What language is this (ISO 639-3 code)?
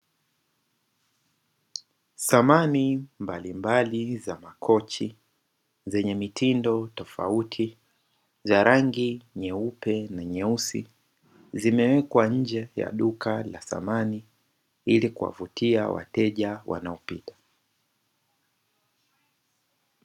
swa